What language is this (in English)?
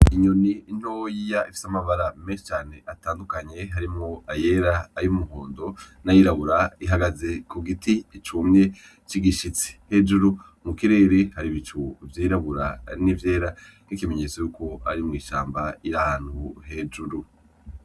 Rundi